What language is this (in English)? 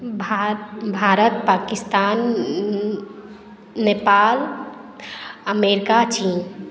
Maithili